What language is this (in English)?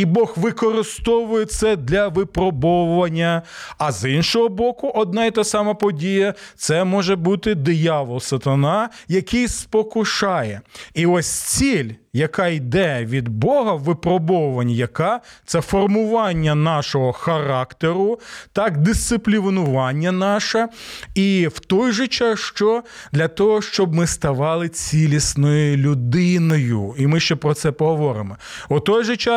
Ukrainian